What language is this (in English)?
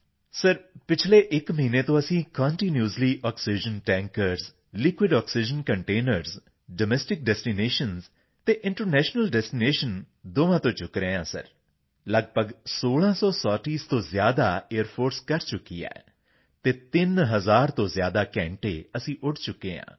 Punjabi